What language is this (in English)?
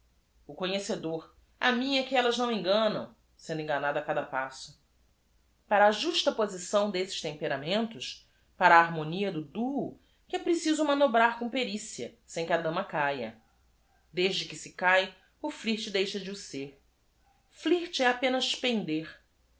Portuguese